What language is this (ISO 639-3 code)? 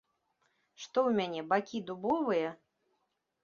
bel